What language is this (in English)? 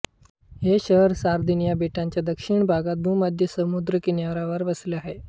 Marathi